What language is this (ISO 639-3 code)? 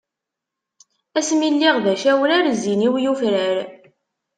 kab